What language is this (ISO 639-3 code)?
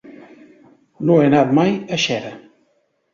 cat